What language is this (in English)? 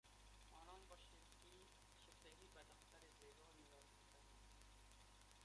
Persian